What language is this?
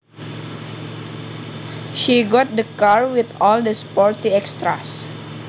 Javanese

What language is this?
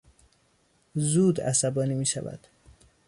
Persian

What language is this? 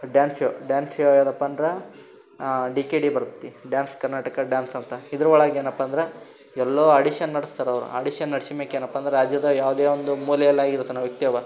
Kannada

